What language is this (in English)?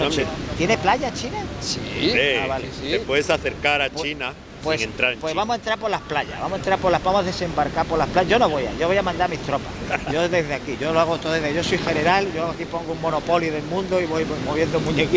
Spanish